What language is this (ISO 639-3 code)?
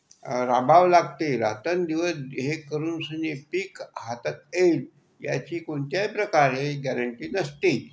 mar